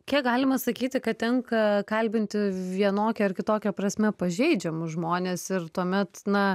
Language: Lithuanian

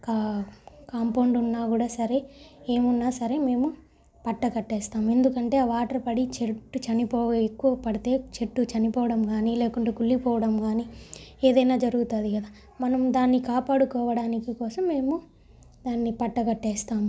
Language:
Telugu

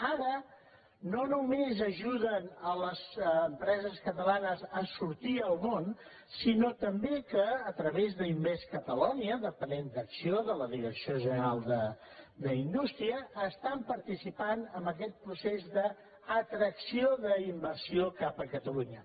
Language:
Catalan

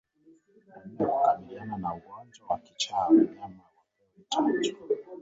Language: Swahili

